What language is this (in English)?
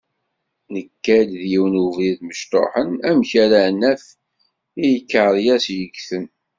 Kabyle